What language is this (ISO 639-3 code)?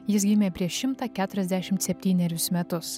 lit